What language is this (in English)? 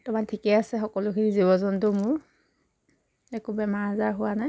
Assamese